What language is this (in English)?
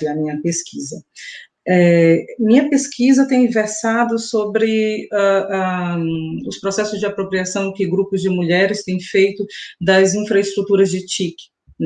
Portuguese